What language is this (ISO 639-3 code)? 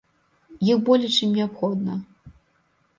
bel